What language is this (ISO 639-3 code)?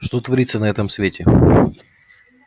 rus